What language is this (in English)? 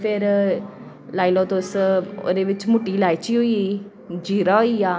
Dogri